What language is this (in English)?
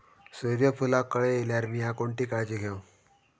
Marathi